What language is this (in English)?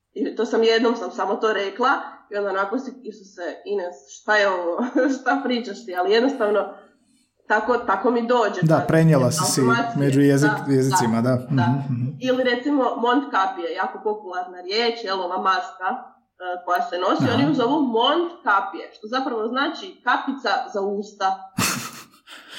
Croatian